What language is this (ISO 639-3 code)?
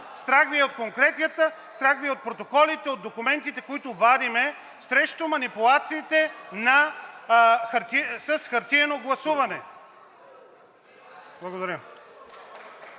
bul